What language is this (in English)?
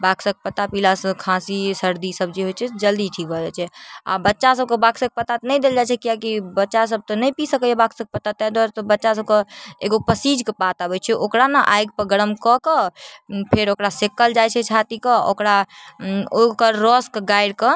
Maithili